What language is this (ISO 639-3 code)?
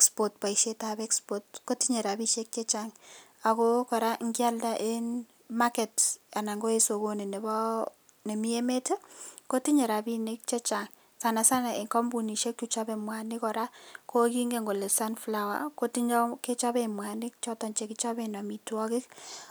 kln